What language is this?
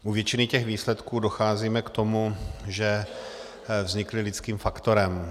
Czech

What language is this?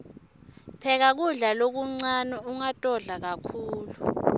Swati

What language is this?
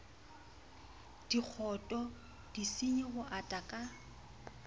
Southern Sotho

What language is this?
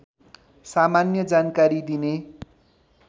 Nepali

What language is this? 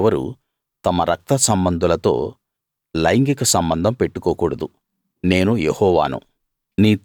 Telugu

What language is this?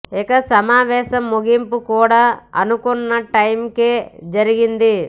Telugu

